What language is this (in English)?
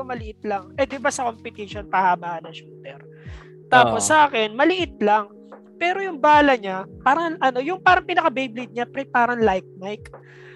Filipino